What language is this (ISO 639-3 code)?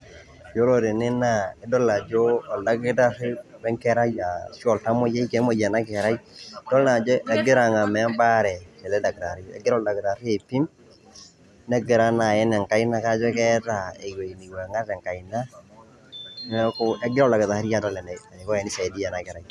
mas